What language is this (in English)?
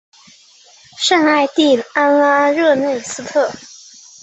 Chinese